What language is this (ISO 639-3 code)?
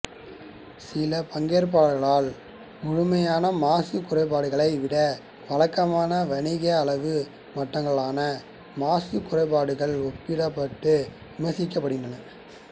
tam